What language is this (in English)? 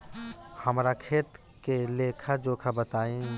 Bhojpuri